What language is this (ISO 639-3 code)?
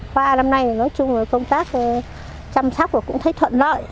vie